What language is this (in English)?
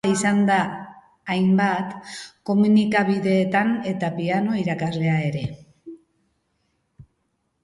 Basque